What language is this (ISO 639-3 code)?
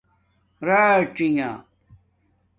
dmk